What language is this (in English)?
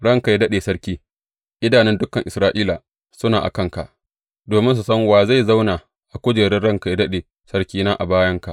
Hausa